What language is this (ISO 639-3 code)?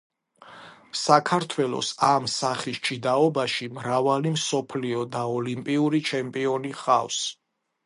kat